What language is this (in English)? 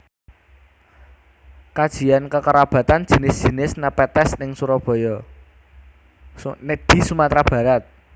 Javanese